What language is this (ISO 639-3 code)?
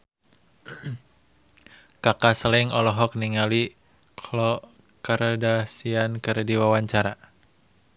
sun